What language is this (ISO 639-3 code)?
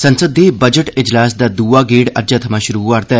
doi